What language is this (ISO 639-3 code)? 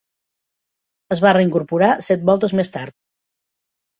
cat